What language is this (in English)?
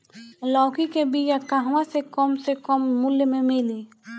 Bhojpuri